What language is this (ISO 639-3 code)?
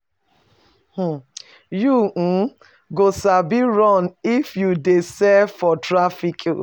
pcm